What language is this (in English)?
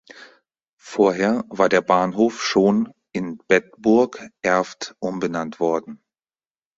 German